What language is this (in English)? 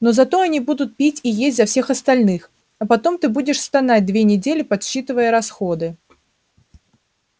Russian